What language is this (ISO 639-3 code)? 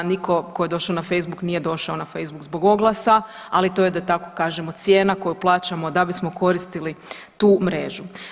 hrv